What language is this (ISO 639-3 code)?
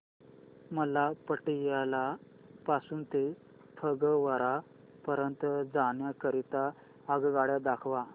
mar